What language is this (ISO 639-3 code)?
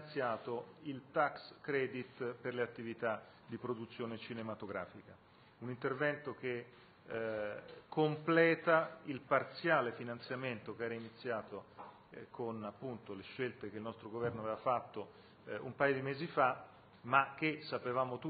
ita